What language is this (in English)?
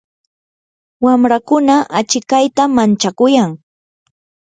Yanahuanca Pasco Quechua